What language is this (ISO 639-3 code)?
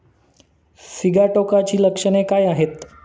mar